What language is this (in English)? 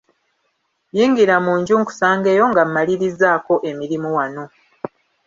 Ganda